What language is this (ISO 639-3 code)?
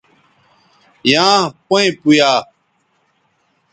btv